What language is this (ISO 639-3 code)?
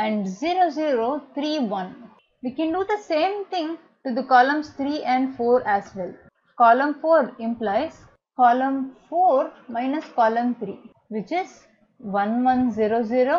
eng